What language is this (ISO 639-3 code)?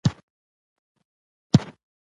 pus